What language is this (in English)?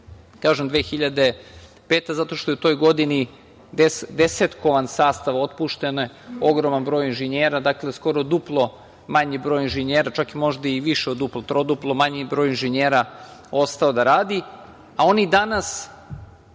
Serbian